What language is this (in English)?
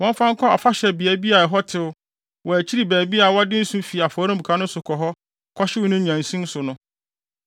Akan